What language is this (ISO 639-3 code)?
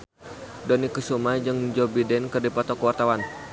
sun